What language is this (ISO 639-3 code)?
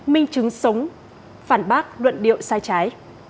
vie